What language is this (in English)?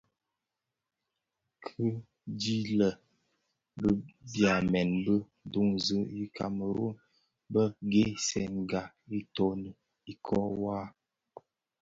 Bafia